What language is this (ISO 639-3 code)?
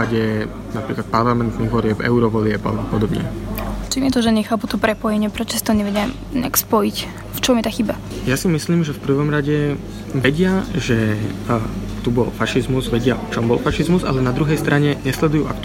slk